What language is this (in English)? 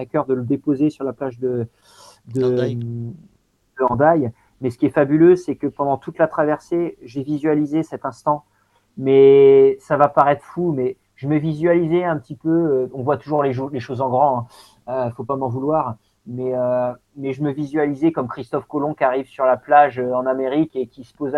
French